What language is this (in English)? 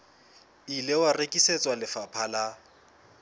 Southern Sotho